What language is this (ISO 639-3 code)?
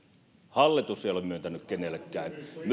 fin